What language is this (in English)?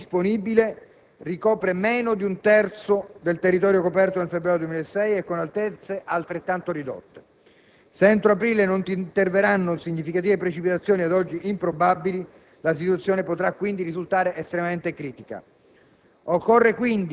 Italian